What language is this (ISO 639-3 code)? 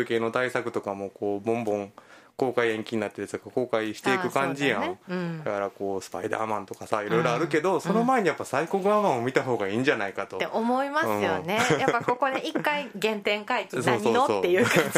jpn